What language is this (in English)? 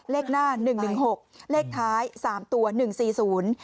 Thai